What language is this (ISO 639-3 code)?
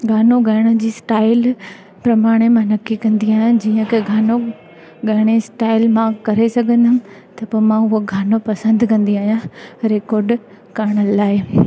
snd